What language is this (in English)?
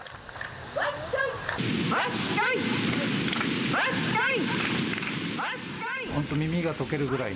Japanese